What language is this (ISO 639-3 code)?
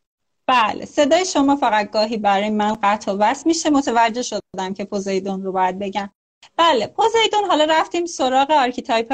fas